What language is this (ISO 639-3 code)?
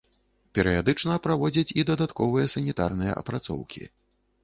bel